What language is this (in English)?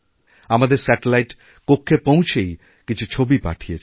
Bangla